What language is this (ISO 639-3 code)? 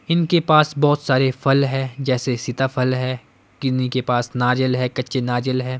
hin